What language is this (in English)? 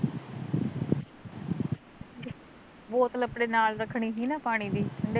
Punjabi